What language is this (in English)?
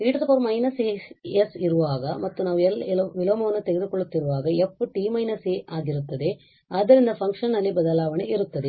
Kannada